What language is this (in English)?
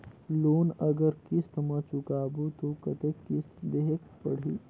Chhattisgarhi